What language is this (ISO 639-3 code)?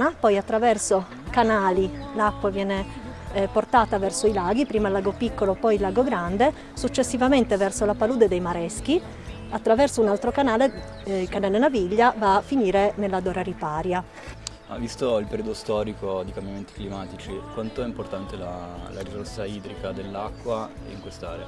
ita